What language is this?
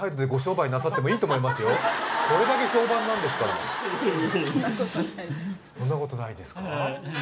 Japanese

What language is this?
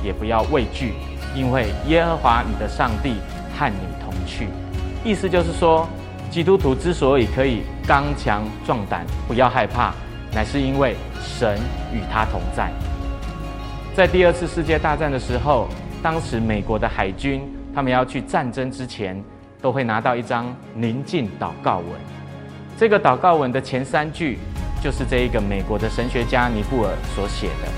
Chinese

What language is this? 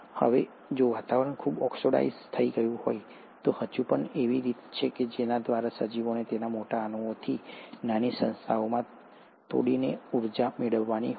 Gujarati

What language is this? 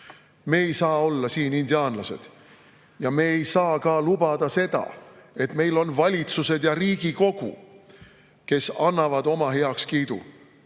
Estonian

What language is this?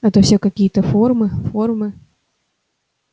Russian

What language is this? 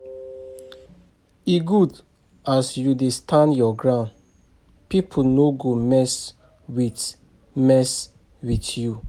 Nigerian Pidgin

